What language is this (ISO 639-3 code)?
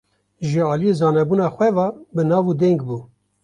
kur